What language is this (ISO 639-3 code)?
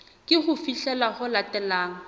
sot